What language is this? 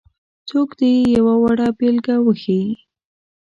Pashto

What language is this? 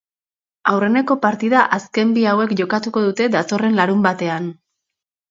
Basque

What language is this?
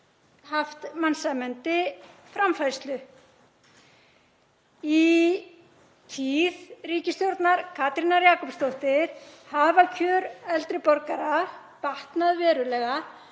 Icelandic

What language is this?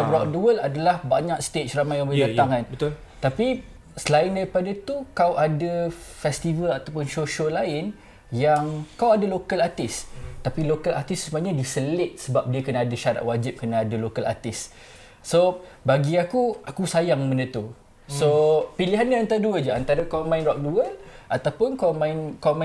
Malay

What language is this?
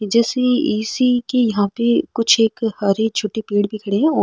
Marwari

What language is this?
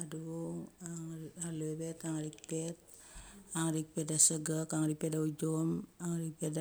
Mali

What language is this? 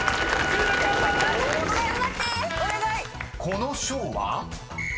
Japanese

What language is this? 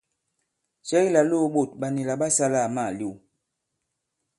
Bankon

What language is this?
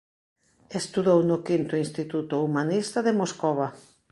Galician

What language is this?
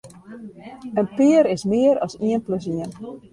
Western Frisian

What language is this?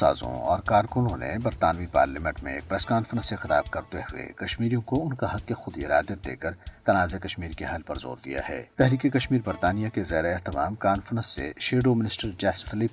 Urdu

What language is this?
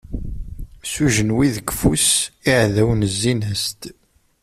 Kabyle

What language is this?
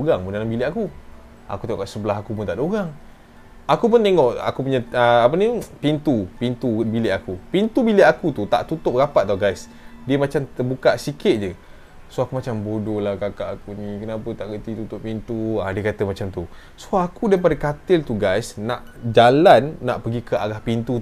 Malay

